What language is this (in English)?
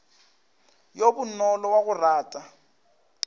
Northern Sotho